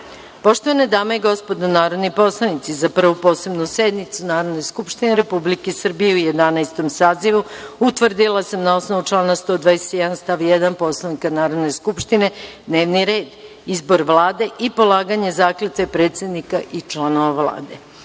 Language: Serbian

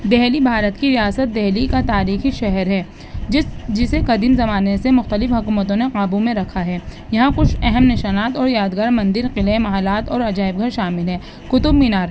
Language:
Urdu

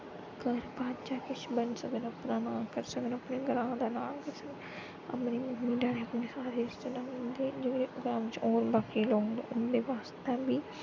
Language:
Dogri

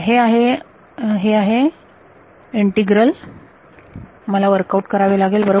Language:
Marathi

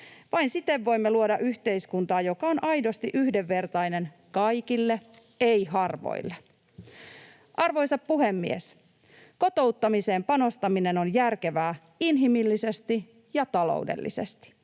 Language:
Finnish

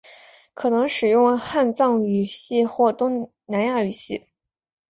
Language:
Chinese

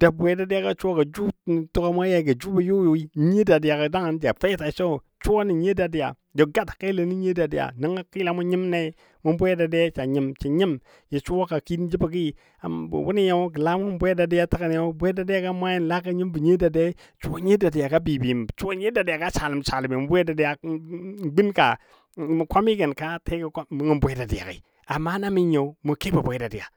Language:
Dadiya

